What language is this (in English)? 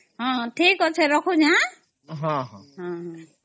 Odia